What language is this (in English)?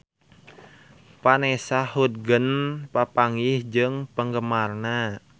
Sundanese